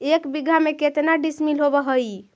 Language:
Magahi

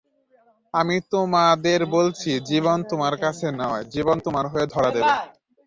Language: Bangla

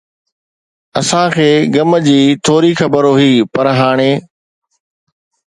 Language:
Sindhi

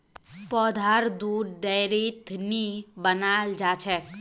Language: Magahi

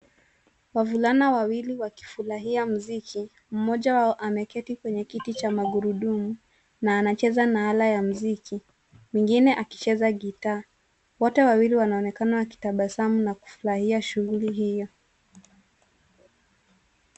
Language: Swahili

